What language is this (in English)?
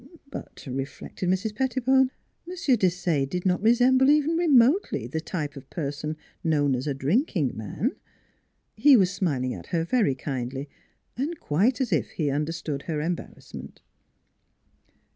English